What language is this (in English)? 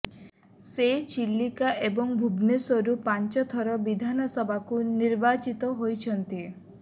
Odia